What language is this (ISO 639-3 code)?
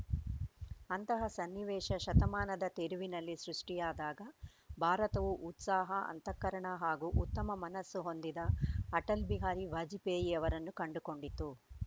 kan